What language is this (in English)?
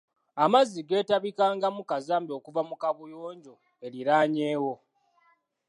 Ganda